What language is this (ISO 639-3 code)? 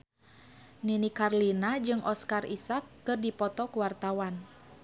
sun